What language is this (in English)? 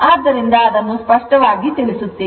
Kannada